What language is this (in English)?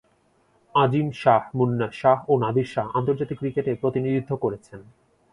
Bangla